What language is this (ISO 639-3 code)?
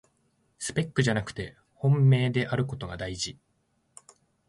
jpn